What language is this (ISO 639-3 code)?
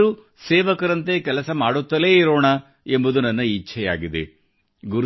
kan